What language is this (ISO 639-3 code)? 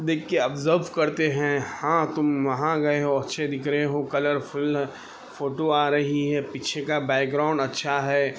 urd